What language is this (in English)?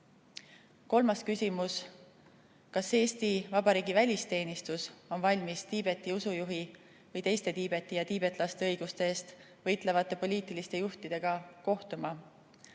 Estonian